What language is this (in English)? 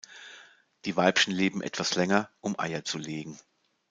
German